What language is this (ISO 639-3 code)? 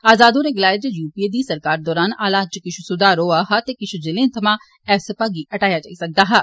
doi